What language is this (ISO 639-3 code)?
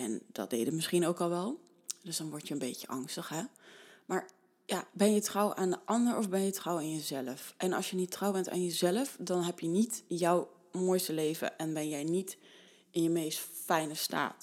nld